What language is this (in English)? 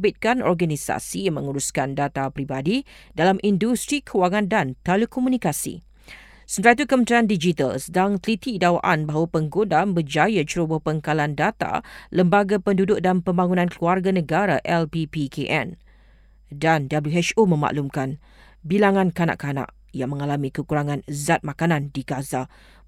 Malay